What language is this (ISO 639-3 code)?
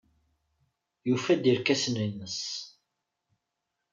kab